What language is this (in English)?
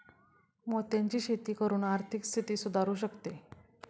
Marathi